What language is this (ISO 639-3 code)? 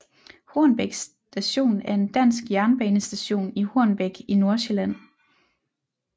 dan